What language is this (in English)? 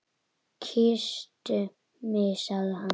Icelandic